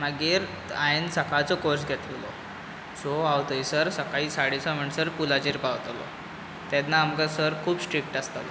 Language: Konkani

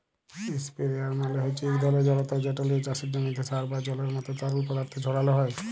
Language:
Bangla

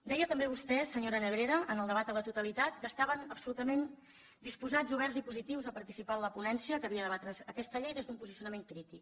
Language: Catalan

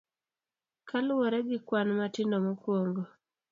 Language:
Luo (Kenya and Tanzania)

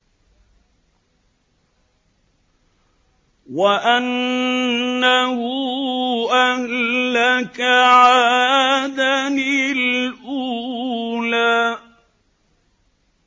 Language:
Arabic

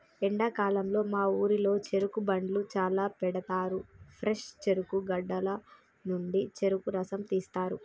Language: Telugu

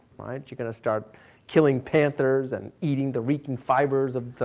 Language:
English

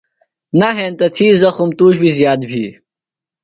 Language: Phalura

